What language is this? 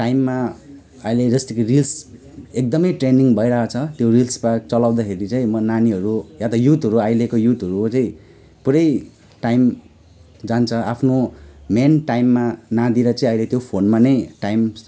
Nepali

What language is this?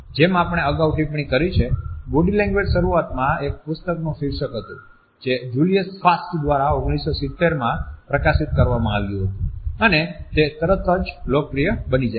Gujarati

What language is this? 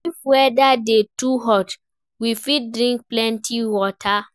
Nigerian Pidgin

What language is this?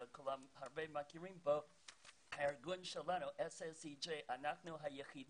Hebrew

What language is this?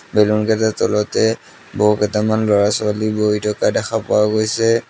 Assamese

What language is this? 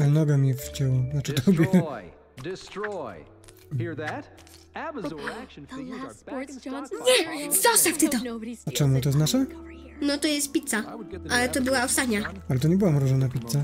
Polish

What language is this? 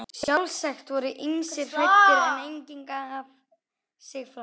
Icelandic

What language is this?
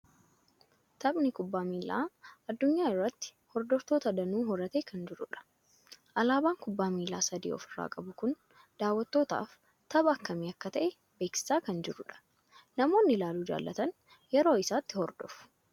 Oromo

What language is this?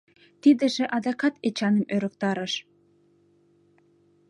Mari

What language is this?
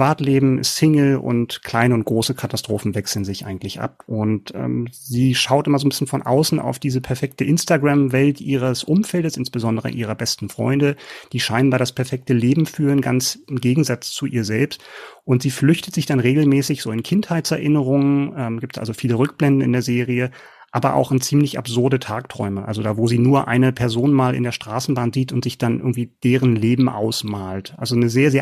German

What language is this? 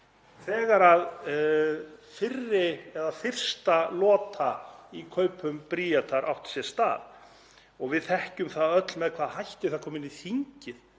Icelandic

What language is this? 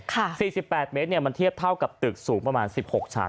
Thai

